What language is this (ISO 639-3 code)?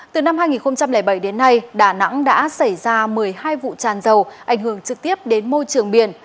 vie